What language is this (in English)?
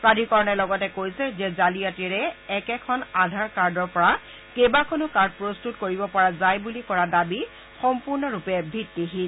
Assamese